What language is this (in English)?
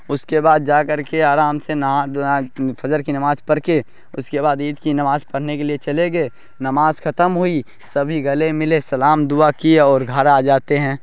Urdu